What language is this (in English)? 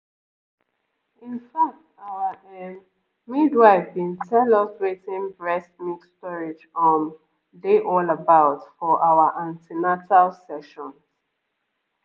Nigerian Pidgin